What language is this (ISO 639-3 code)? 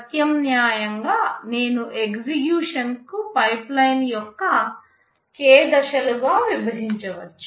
tel